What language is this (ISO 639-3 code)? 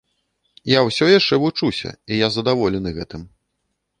bel